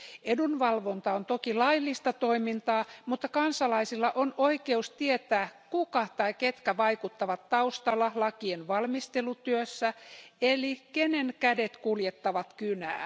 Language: Finnish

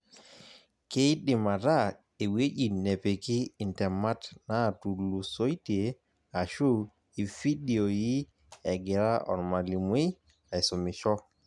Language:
Masai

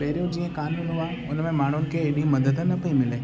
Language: Sindhi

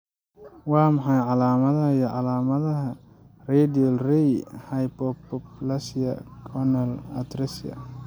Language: Somali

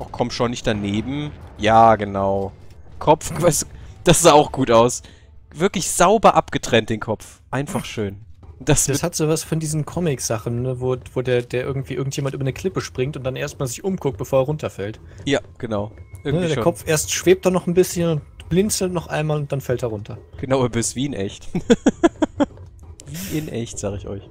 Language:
German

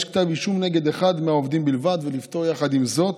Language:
Hebrew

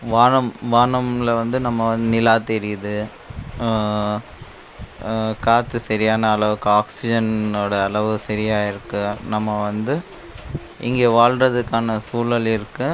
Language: Tamil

